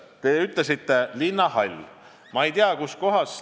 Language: Estonian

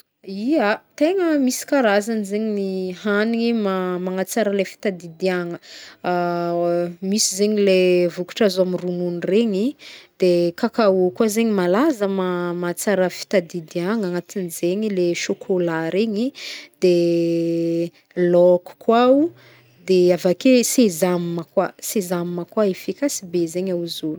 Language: Northern Betsimisaraka Malagasy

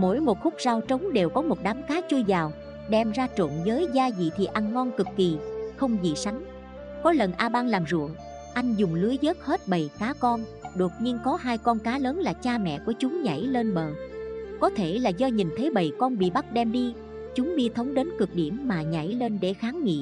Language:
Vietnamese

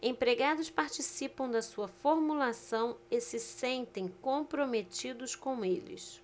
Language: Portuguese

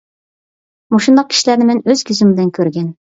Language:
Uyghur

